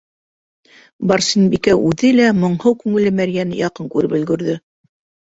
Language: Bashkir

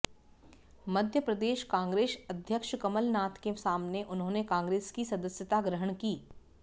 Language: Hindi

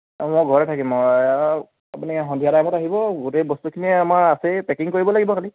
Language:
Assamese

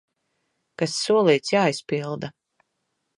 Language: Latvian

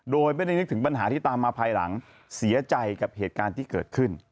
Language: Thai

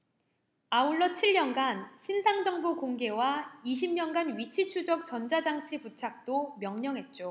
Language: Korean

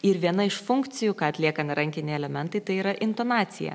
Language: Lithuanian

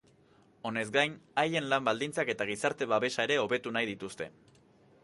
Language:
Basque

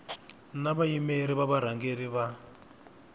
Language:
Tsonga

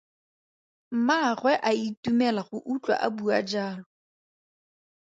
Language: Tswana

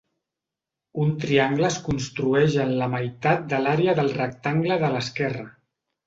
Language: Catalan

